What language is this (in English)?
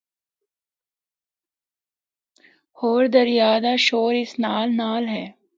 Northern Hindko